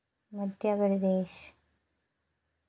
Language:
Dogri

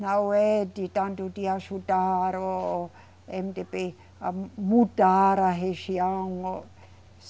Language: Portuguese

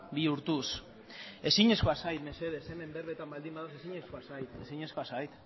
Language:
Basque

